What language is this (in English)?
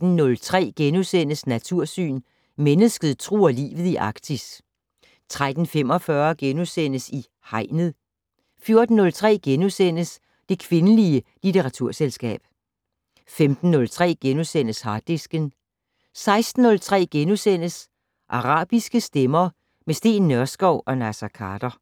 Danish